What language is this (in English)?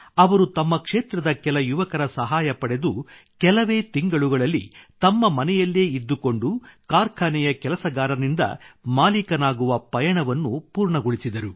Kannada